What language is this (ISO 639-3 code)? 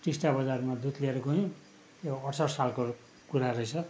nep